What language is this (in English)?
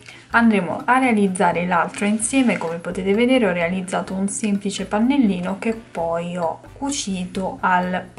Italian